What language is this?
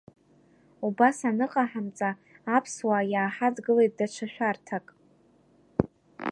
Abkhazian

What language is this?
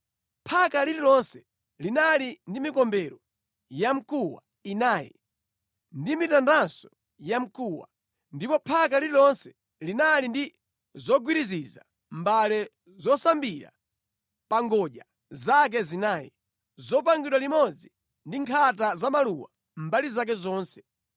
Nyanja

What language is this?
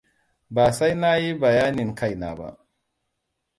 Hausa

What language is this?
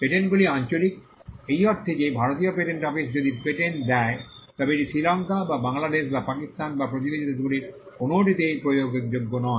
Bangla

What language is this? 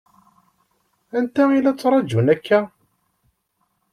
Kabyle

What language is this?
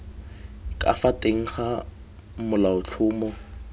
Tswana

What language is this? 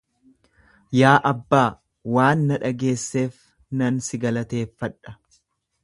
Oromo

